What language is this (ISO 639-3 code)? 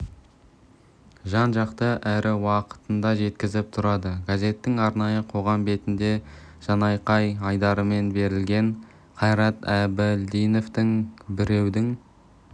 kaz